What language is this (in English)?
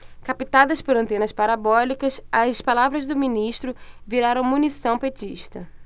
Portuguese